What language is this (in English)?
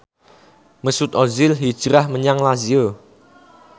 Javanese